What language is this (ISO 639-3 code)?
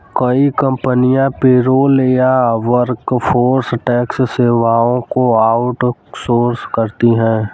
hin